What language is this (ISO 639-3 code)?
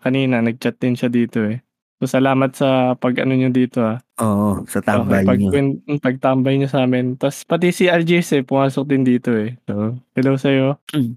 fil